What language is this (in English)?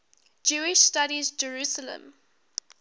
English